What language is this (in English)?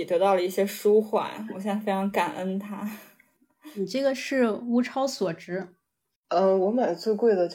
Chinese